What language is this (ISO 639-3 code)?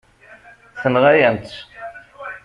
kab